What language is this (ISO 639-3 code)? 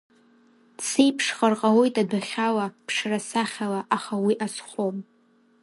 abk